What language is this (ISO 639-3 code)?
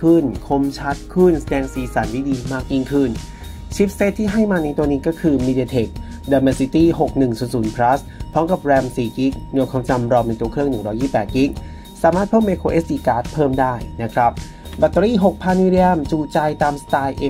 tha